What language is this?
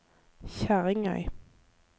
Norwegian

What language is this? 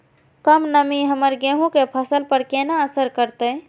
Maithili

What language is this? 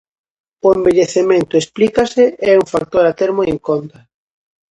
Galician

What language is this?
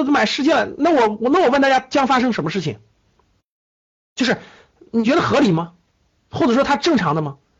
Chinese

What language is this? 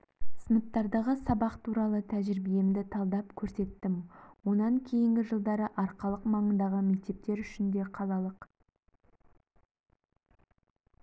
Kazakh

